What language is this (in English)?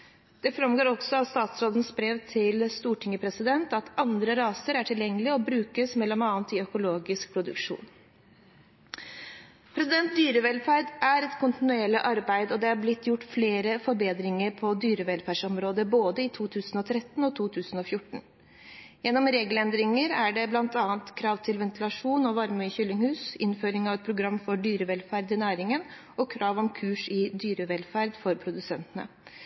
Norwegian Bokmål